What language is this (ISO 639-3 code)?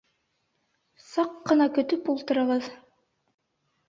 bak